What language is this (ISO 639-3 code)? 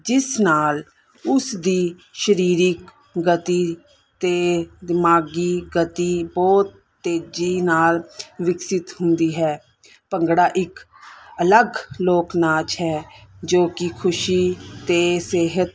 pan